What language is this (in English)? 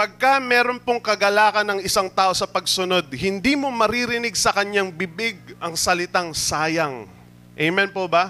Filipino